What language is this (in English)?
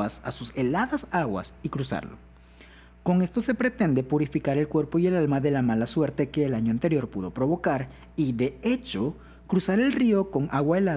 Spanish